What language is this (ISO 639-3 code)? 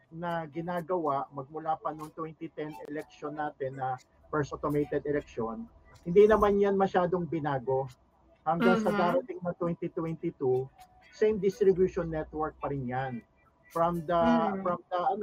fil